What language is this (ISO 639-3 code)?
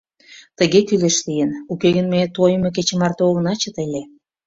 chm